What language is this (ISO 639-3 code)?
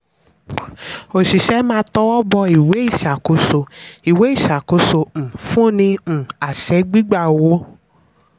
yor